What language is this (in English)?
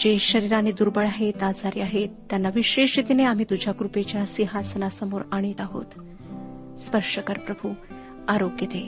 Marathi